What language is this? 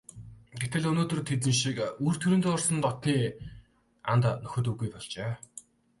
Mongolian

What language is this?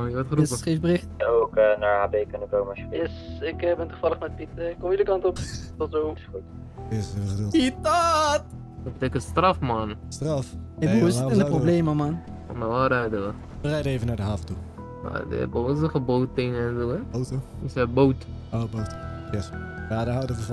Dutch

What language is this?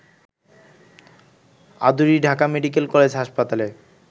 Bangla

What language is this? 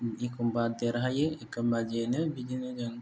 Bodo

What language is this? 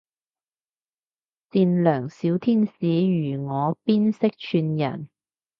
Cantonese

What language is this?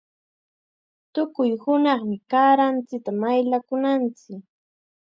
Chiquián Ancash Quechua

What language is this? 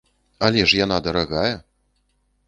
Belarusian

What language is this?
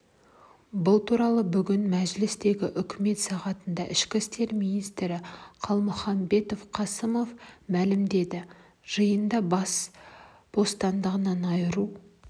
Kazakh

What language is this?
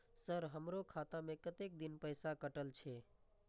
Maithili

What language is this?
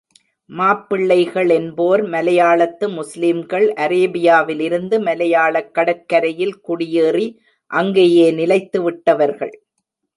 Tamil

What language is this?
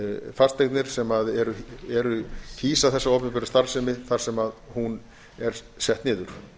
Icelandic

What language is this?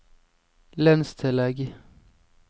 Norwegian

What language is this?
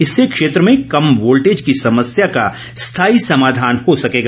Hindi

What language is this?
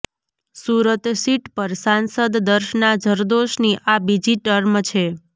Gujarati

